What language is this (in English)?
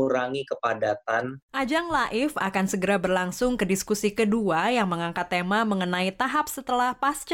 Indonesian